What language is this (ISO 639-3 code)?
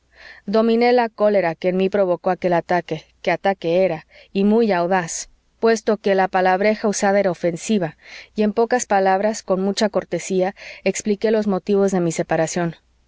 spa